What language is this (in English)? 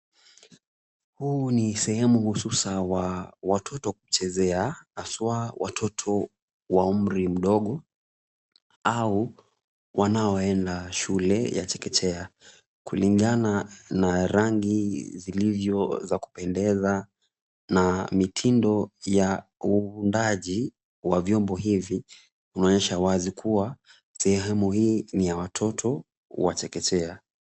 Swahili